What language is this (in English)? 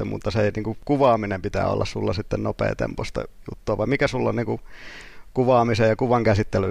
Finnish